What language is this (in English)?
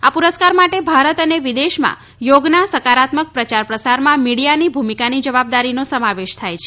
Gujarati